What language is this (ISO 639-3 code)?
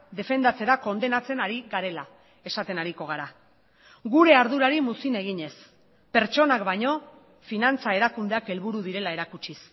eus